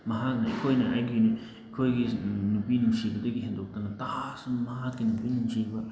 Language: Manipuri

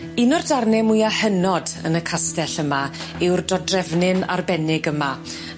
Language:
Welsh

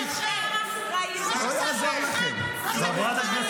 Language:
Hebrew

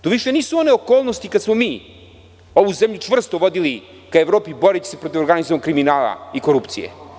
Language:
Serbian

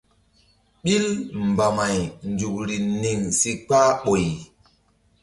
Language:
Mbum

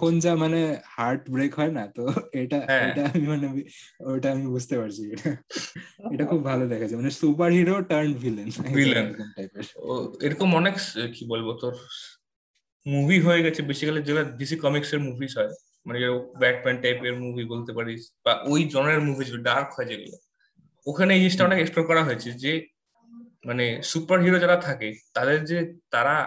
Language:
Bangla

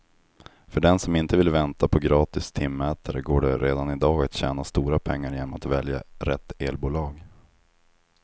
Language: Swedish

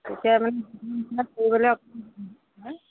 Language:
Assamese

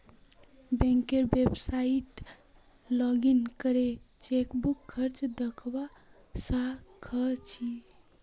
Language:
Magahi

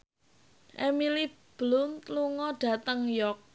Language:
Javanese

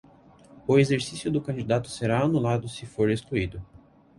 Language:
Portuguese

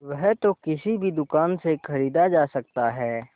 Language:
Hindi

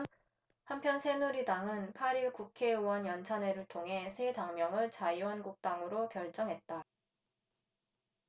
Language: Korean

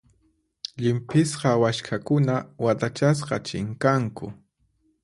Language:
Puno Quechua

